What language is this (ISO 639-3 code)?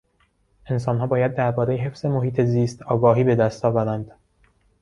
fas